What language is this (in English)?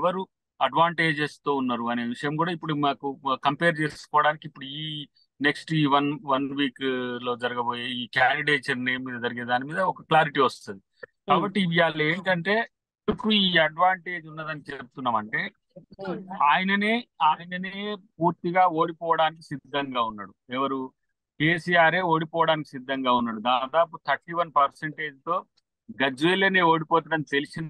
Telugu